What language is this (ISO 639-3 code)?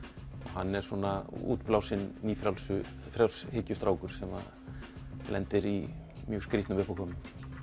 isl